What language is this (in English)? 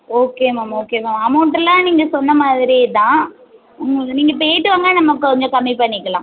Tamil